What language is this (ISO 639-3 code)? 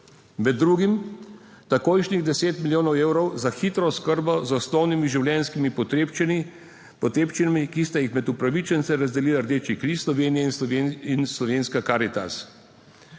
slv